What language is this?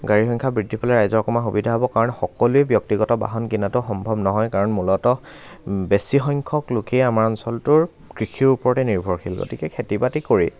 Assamese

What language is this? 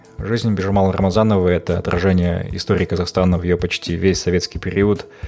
Kazakh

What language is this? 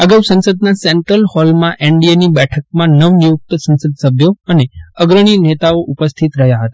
Gujarati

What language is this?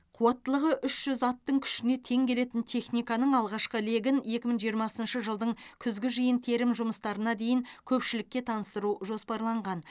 Kazakh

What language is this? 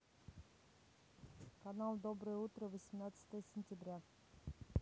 Russian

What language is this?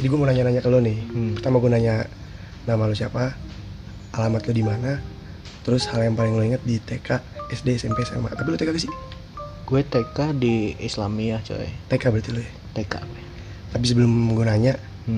Indonesian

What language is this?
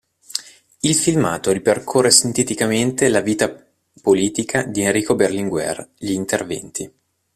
Italian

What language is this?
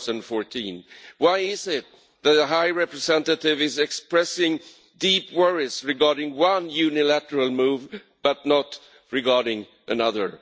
English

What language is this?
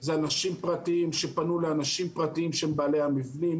Hebrew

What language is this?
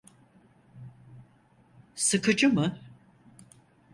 Turkish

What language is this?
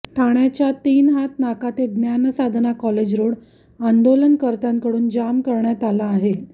Marathi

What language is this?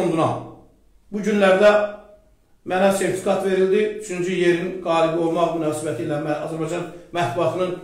Turkish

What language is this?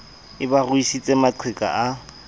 Southern Sotho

